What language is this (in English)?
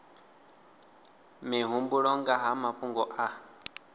Venda